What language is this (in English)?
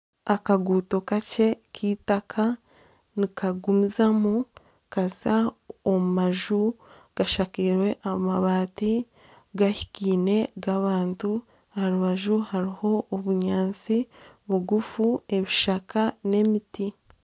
Nyankole